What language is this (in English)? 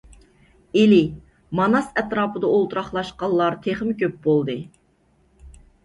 Uyghur